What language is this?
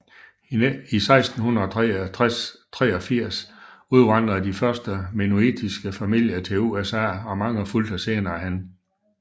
Danish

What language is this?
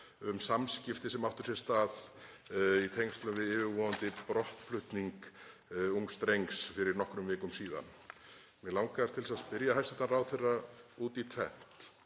Icelandic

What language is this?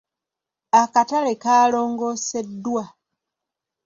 Ganda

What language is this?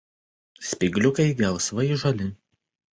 Lithuanian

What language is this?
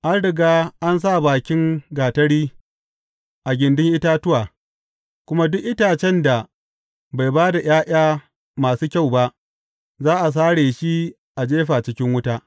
Hausa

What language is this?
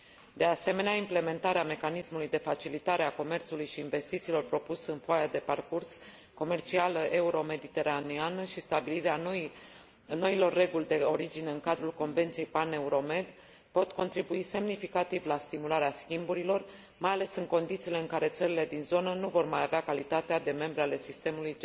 Romanian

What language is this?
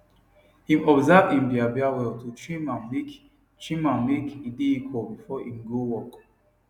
Nigerian Pidgin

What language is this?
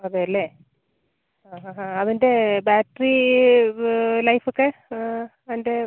Malayalam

